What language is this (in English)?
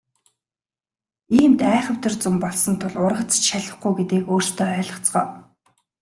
Mongolian